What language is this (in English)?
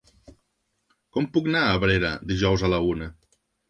Catalan